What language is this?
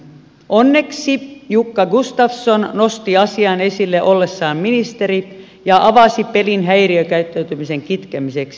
Finnish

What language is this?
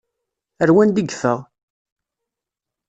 Kabyle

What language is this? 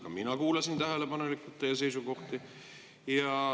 Estonian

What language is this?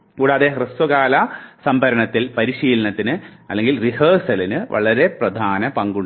Malayalam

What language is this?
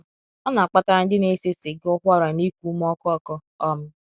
Igbo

